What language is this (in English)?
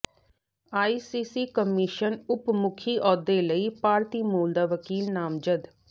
Punjabi